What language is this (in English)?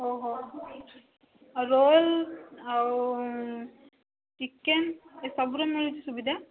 Odia